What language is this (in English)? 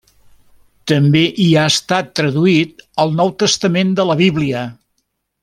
Catalan